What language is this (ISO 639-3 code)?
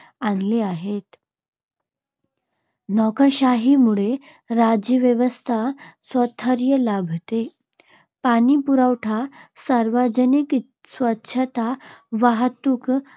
mar